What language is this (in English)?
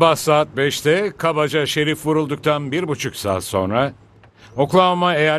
Turkish